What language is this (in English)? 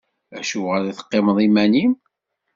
Kabyle